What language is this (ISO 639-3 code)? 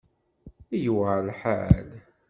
kab